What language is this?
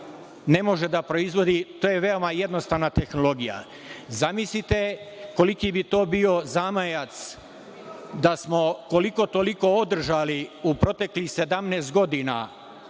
Serbian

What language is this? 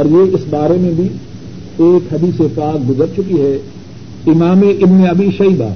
Urdu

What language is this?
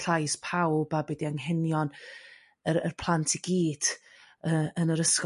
Welsh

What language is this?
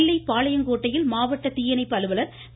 Tamil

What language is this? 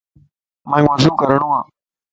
Lasi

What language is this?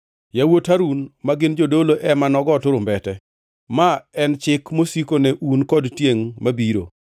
Luo (Kenya and Tanzania)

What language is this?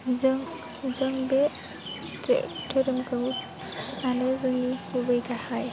Bodo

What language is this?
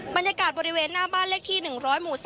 Thai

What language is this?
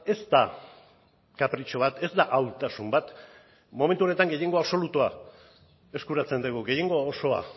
Basque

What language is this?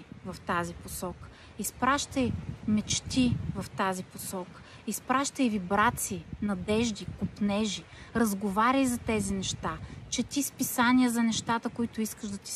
Bulgarian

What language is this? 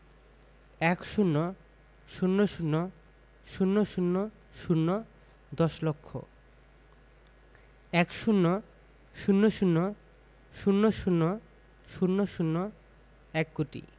Bangla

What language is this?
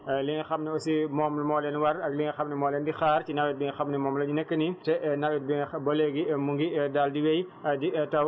Wolof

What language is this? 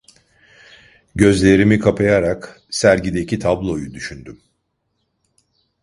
Turkish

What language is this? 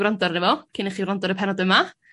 Welsh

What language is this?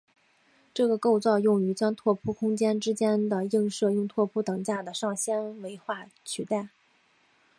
Chinese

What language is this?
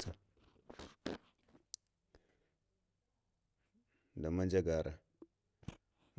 Lamang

